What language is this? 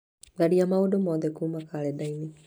Kikuyu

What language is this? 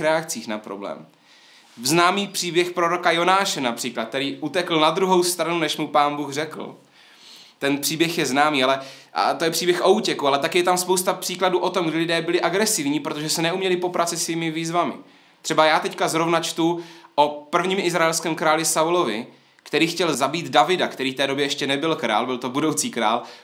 Czech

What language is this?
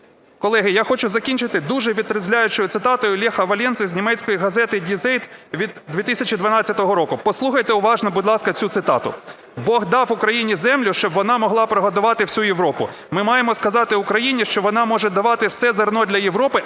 Ukrainian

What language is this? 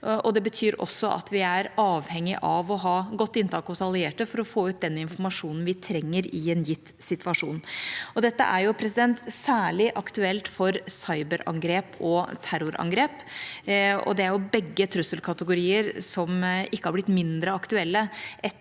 Norwegian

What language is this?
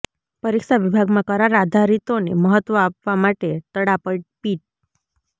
Gujarati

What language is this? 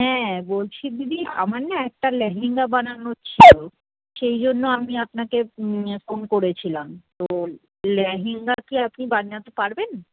Bangla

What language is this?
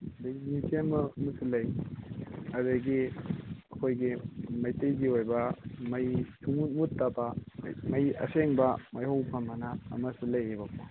Manipuri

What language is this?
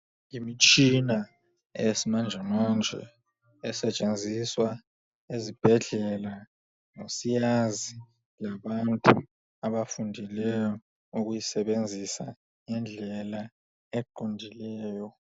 North Ndebele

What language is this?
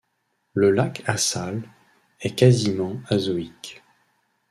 French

